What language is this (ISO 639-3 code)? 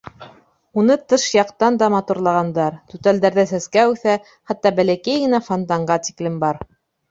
bak